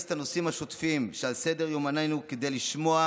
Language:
Hebrew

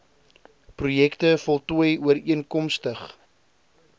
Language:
Afrikaans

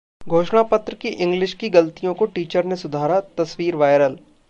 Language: Hindi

